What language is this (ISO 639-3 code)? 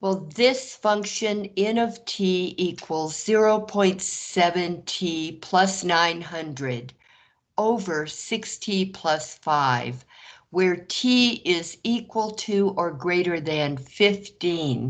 eng